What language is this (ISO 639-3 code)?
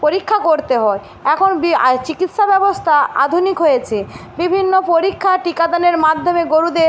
ben